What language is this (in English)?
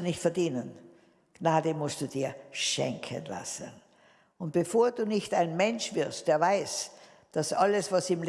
German